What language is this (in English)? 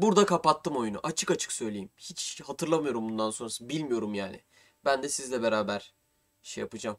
Turkish